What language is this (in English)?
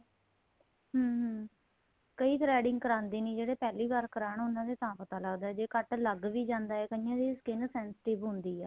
Punjabi